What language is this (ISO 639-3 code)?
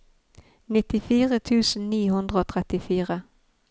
nor